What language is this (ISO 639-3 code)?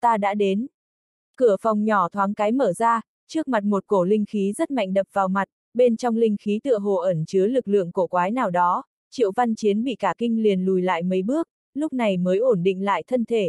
vie